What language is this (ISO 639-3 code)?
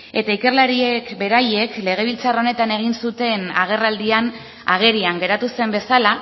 eus